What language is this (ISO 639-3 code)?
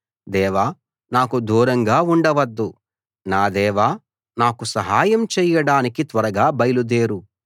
tel